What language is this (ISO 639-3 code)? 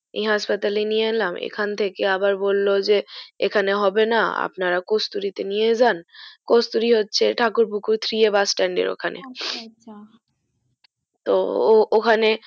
ben